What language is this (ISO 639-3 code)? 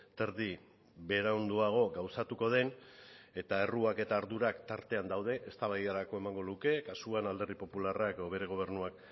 eus